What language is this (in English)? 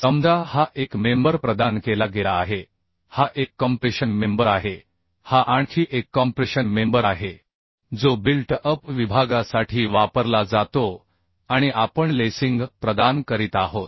Marathi